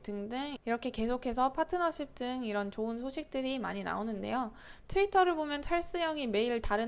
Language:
Korean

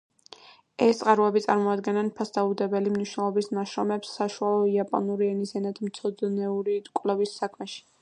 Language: Georgian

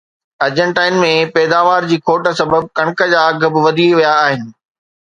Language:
Sindhi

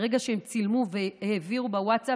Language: Hebrew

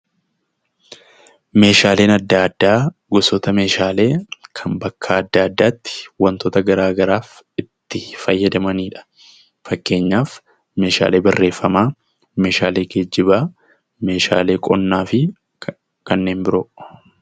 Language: Oromo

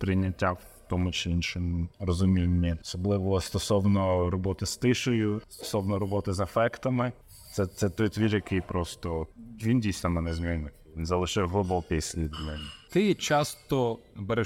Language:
Ukrainian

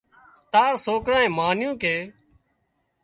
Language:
Wadiyara Koli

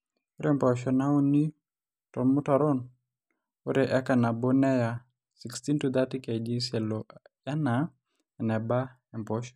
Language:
Masai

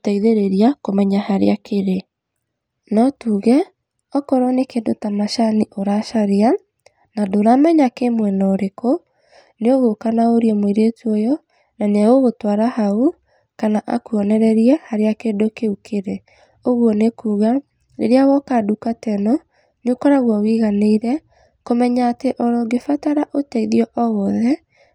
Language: Kikuyu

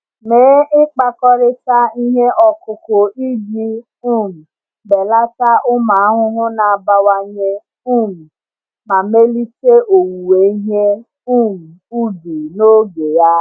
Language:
Igbo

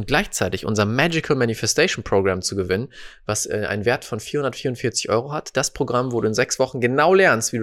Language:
German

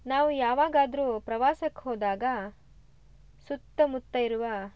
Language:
Kannada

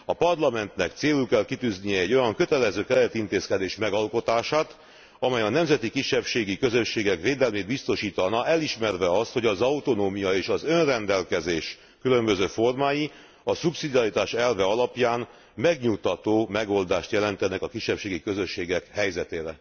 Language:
Hungarian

